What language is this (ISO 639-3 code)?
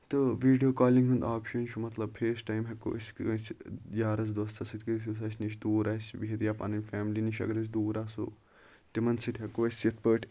kas